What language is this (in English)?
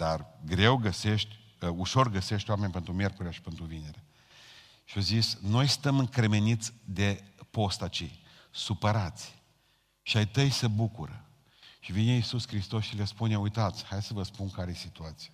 Romanian